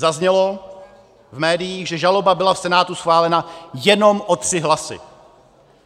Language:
Czech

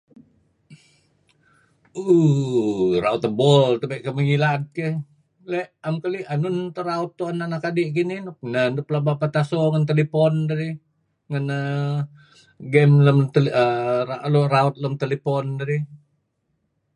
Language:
Kelabit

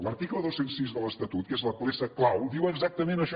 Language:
Catalan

